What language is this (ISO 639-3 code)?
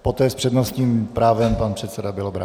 ces